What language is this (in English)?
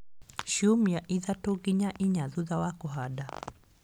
Kikuyu